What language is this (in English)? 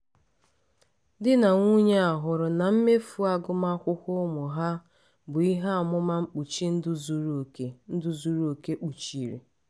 Igbo